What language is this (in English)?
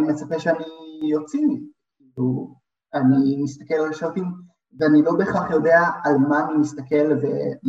Hebrew